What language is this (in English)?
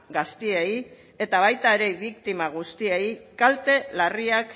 Basque